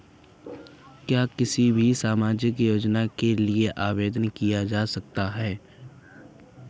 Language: Hindi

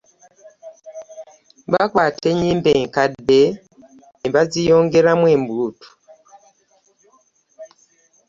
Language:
Ganda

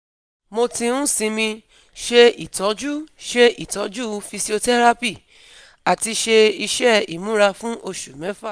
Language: Yoruba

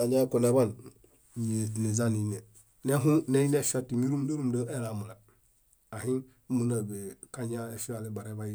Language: Bayot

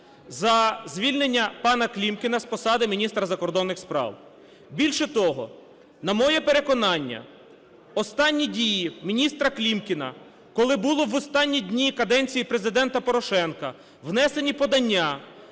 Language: Ukrainian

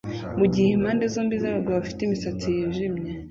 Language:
Kinyarwanda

